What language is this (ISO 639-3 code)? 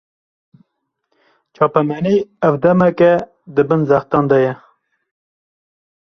kur